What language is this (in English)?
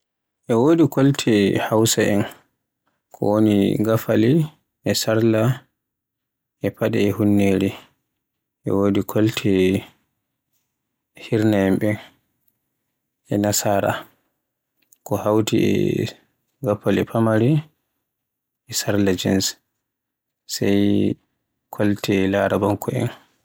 Borgu Fulfulde